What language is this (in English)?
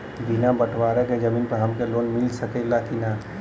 Bhojpuri